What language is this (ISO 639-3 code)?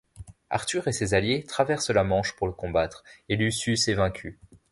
fra